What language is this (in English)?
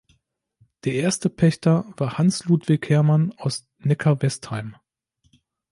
German